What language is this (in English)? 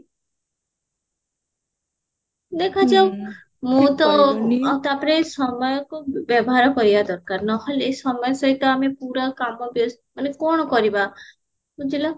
Odia